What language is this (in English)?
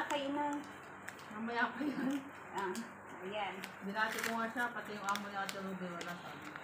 Filipino